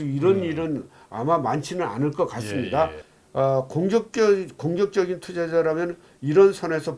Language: Korean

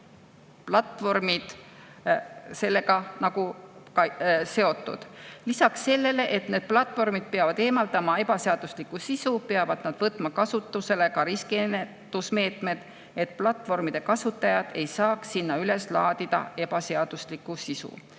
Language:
Estonian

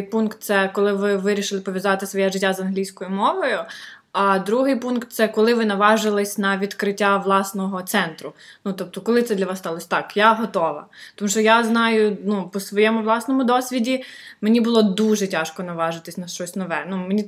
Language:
Ukrainian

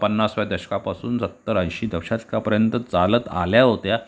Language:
Marathi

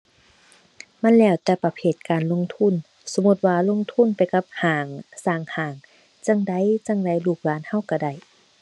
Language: Thai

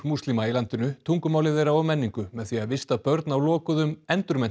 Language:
Icelandic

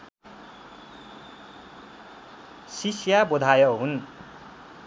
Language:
Nepali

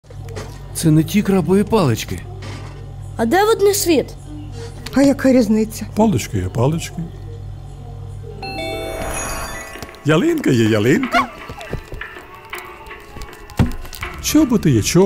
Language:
Russian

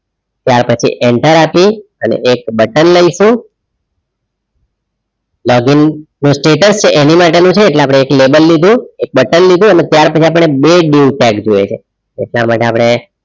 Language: Gujarati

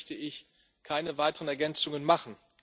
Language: German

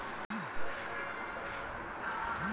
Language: Chhattisgarhi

